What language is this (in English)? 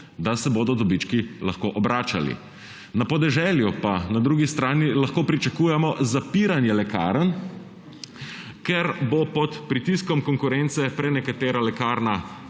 Slovenian